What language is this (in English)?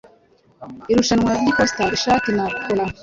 Kinyarwanda